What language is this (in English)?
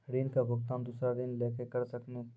Maithili